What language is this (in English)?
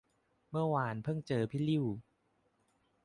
Thai